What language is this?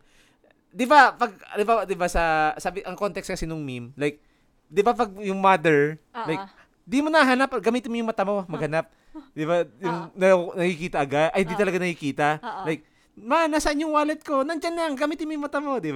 Filipino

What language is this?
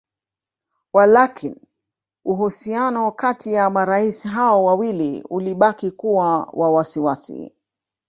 Swahili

